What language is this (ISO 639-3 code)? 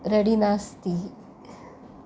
san